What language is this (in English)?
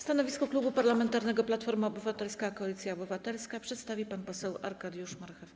Polish